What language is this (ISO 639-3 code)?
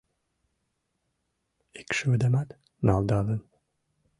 chm